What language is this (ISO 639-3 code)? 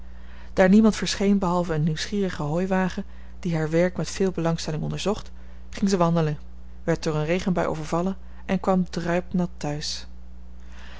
nld